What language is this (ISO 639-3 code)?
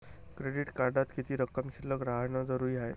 mar